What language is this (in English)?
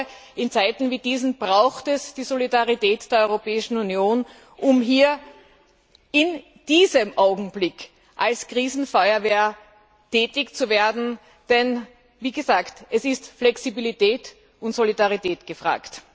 German